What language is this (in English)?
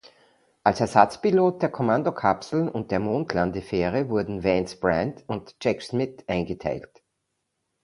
German